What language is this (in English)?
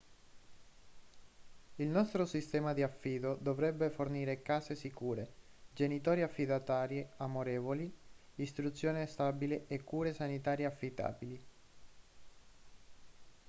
Italian